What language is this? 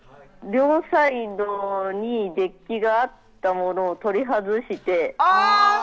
Japanese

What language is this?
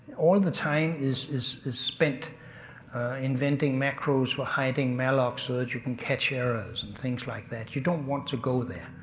English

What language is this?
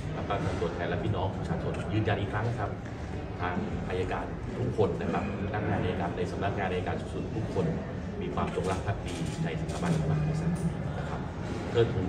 Thai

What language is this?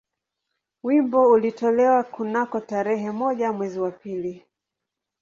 Swahili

